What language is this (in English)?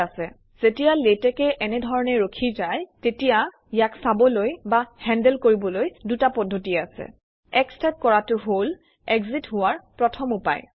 Assamese